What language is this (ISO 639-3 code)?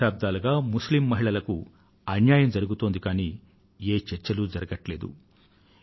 tel